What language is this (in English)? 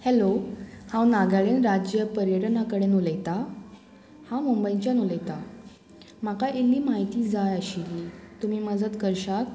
Konkani